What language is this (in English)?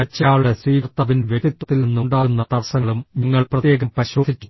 Malayalam